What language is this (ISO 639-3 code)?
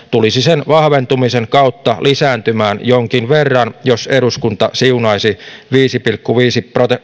fin